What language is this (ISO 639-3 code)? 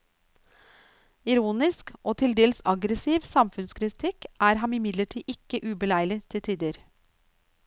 nor